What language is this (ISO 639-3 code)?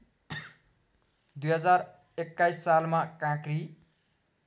nep